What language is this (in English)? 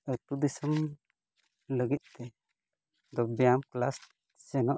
Santali